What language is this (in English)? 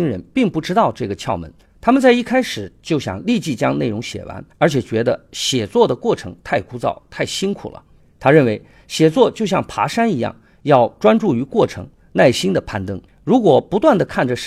Chinese